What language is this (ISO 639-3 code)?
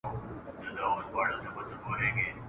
pus